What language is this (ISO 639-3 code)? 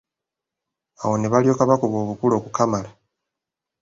lug